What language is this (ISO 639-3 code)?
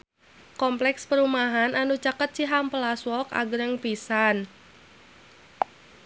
sun